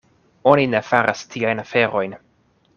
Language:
Esperanto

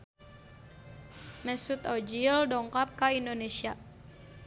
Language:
Sundanese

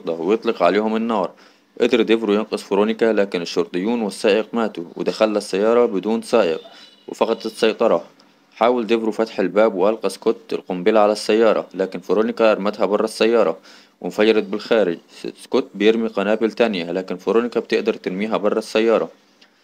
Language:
Arabic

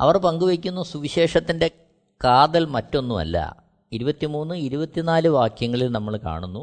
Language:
Malayalam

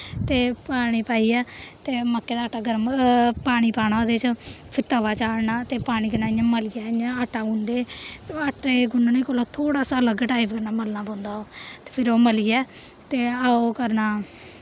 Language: Dogri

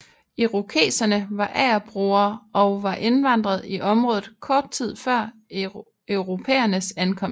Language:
Danish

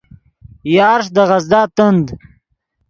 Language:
Yidgha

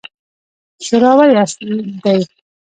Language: Pashto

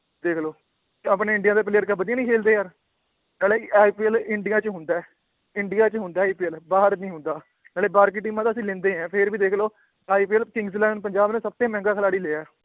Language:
Punjabi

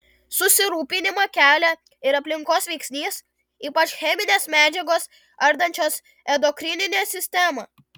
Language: Lithuanian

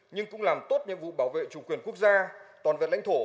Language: Vietnamese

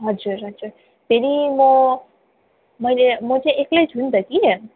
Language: Nepali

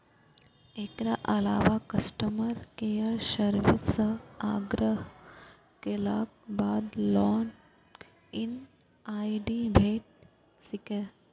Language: Maithili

